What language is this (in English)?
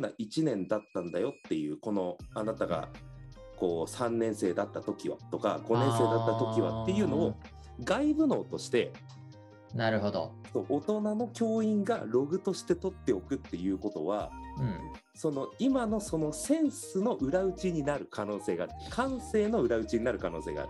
Japanese